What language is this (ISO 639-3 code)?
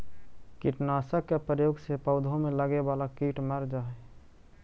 mag